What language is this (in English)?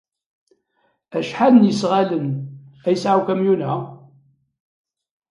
Kabyle